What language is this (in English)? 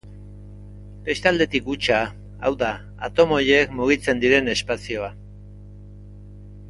Basque